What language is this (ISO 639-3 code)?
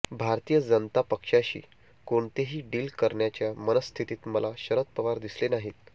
mar